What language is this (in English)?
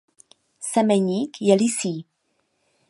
Czech